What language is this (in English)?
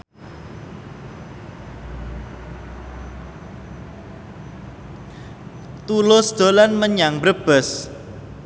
Javanese